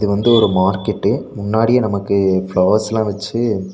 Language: Tamil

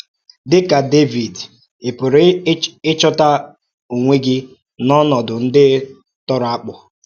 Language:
Igbo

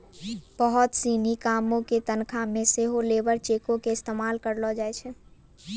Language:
Maithili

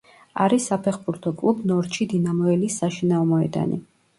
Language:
Georgian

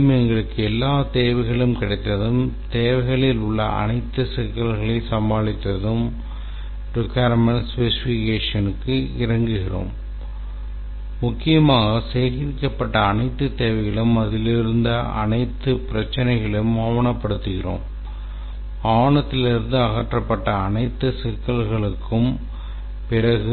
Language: Tamil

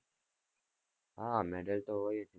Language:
Gujarati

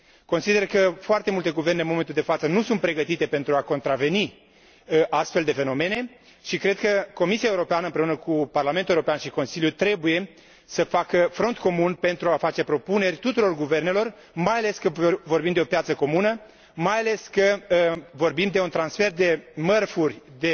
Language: Romanian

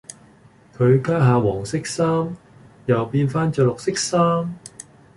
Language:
Cantonese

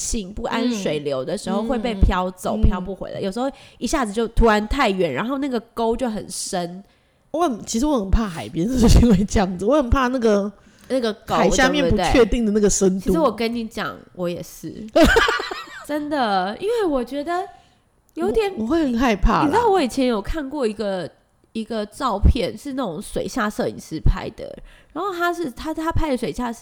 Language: Chinese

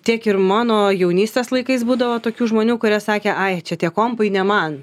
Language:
Lithuanian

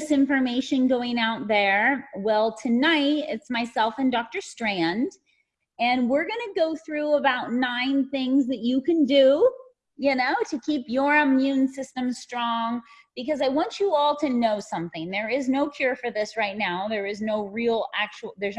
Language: English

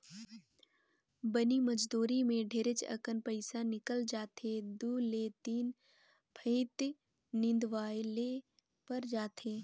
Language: Chhattisgarhi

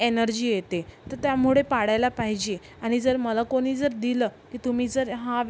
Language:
Marathi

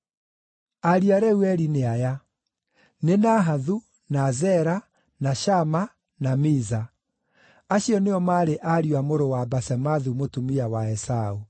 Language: Kikuyu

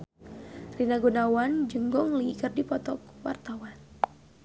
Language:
Sundanese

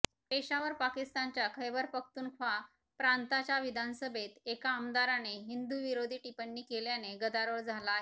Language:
Marathi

